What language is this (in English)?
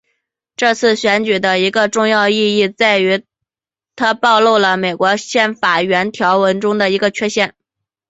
Chinese